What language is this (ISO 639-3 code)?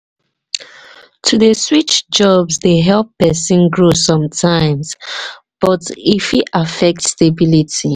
pcm